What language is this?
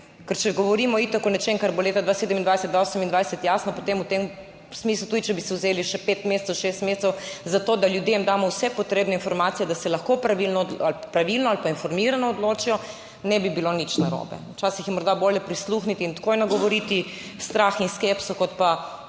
Slovenian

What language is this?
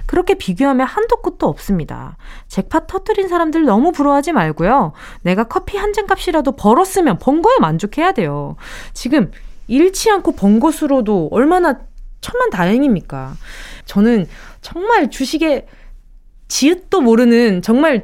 Korean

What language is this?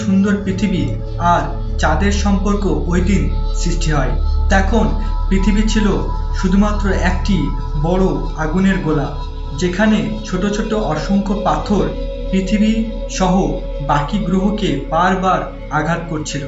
Hindi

